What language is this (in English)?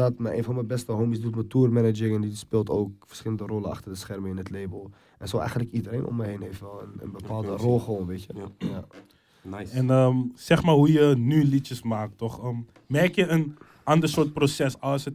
Dutch